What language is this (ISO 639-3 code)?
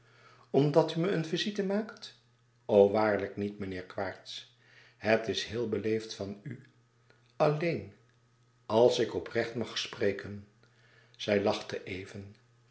nld